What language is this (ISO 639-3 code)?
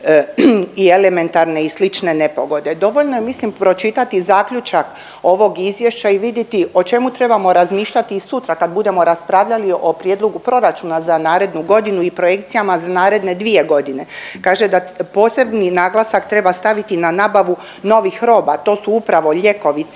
hrv